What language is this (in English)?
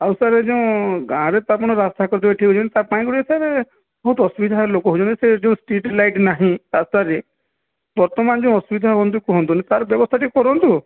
Odia